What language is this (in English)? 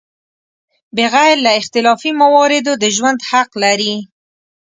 Pashto